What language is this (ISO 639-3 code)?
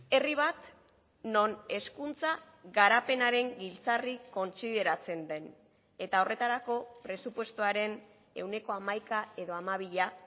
eus